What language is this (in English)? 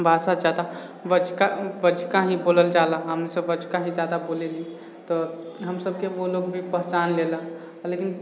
Maithili